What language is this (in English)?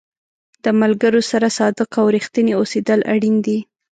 Pashto